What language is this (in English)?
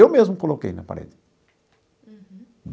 Portuguese